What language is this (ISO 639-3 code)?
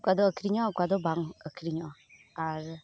sat